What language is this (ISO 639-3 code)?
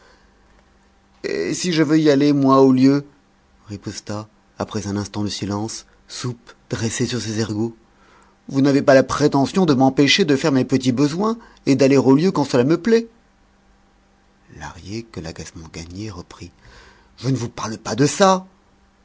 fra